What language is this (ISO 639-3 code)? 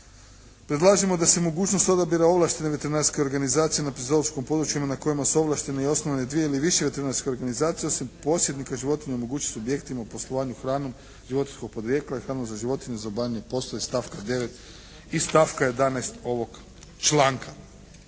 hrv